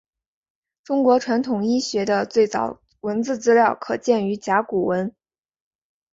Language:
Chinese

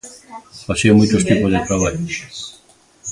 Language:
Galician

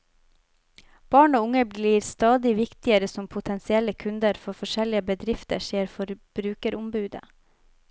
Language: Norwegian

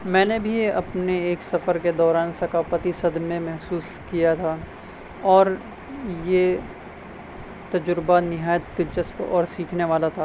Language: Urdu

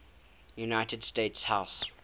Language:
English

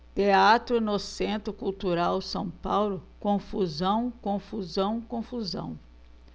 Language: Portuguese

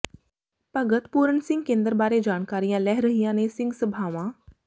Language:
Punjabi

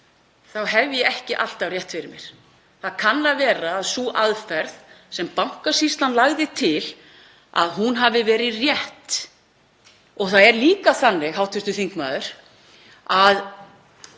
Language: Icelandic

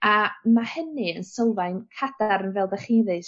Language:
Welsh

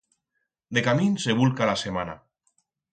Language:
Aragonese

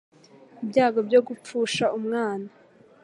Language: Kinyarwanda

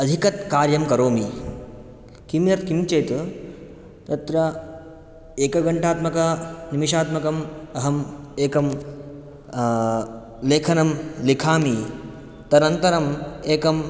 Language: Sanskrit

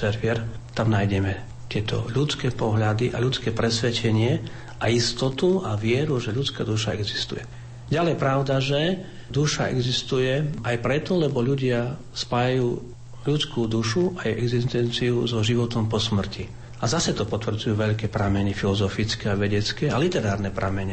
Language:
Slovak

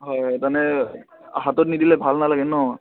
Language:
Assamese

